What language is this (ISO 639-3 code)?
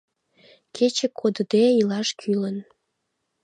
chm